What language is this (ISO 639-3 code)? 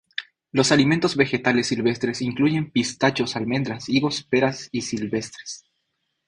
spa